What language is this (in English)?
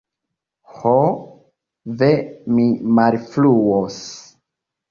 Esperanto